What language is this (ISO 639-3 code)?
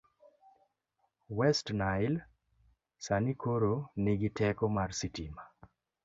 luo